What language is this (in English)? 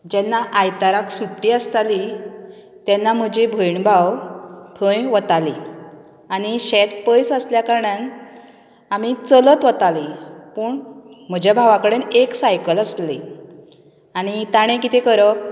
Konkani